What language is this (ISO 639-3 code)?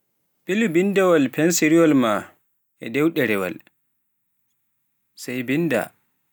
fuf